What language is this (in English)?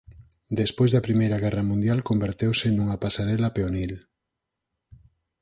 Galician